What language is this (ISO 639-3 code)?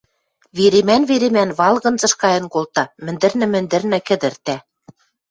mrj